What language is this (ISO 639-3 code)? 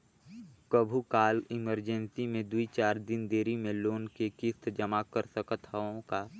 hne